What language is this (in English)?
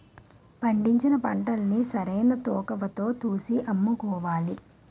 Telugu